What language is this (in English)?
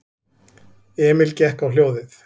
Icelandic